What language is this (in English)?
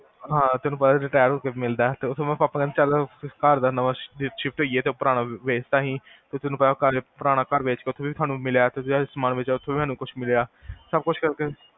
Punjabi